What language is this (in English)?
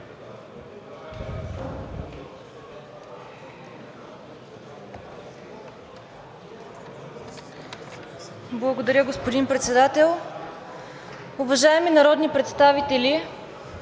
Bulgarian